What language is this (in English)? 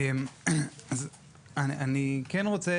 Hebrew